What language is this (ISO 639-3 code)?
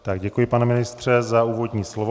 ces